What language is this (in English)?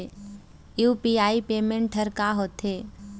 Chhattisgarhi